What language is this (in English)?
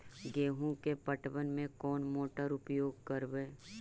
Magahi